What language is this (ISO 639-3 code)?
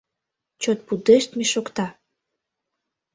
chm